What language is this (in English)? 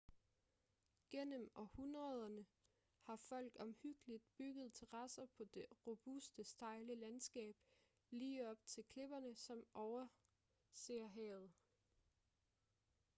Danish